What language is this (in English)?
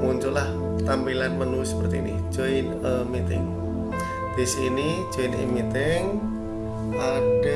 Indonesian